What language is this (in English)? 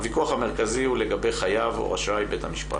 Hebrew